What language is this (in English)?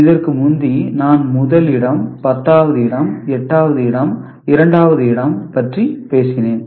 Tamil